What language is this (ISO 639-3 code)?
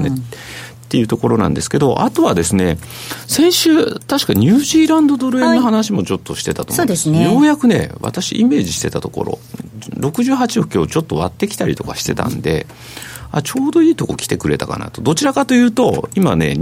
jpn